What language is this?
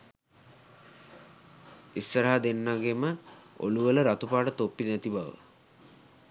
Sinhala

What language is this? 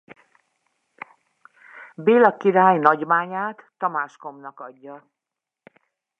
Hungarian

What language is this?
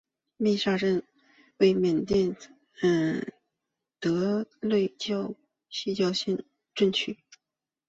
Chinese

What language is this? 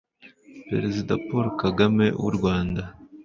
Kinyarwanda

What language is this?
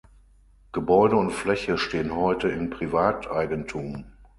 German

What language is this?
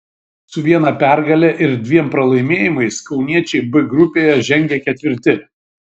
Lithuanian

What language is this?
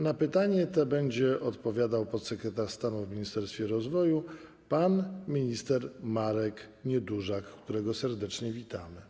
Polish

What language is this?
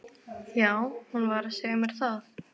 Icelandic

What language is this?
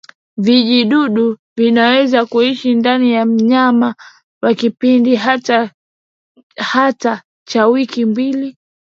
Swahili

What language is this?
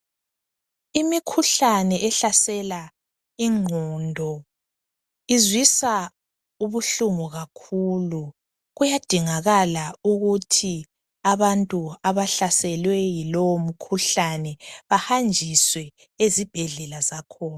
North Ndebele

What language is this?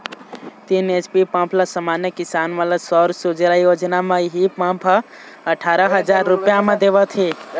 Chhattisgarhi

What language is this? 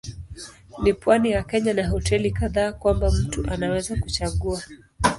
Swahili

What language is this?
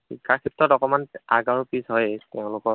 Assamese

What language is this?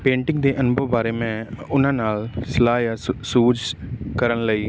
Punjabi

